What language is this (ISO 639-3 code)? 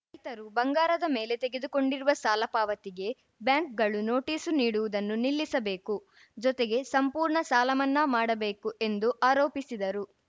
kan